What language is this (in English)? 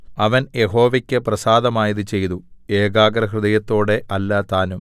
Malayalam